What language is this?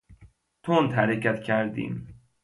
Persian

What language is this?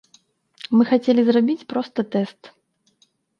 Belarusian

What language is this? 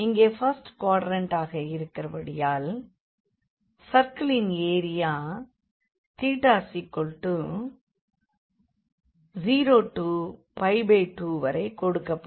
Tamil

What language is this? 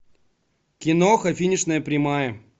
Russian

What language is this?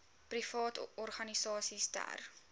Afrikaans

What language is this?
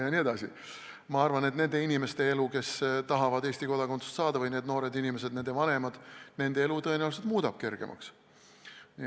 Estonian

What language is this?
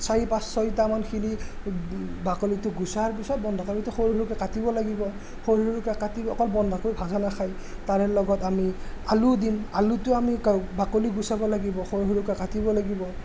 Assamese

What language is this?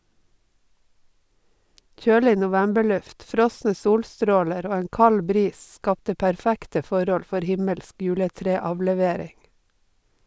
Norwegian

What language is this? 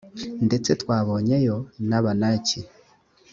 Kinyarwanda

